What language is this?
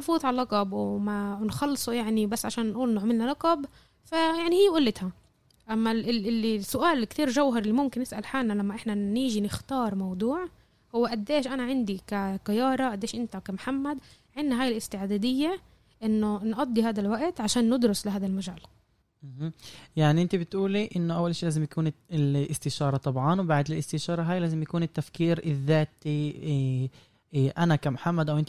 Arabic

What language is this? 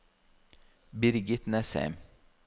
Norwegian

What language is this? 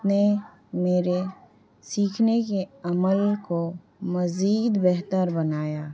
Urdu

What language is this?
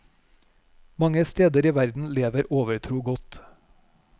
Norwegian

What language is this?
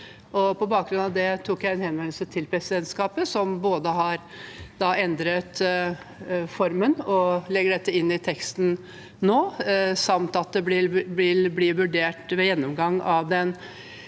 Norwegian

